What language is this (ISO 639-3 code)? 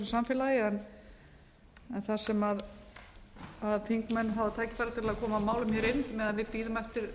isl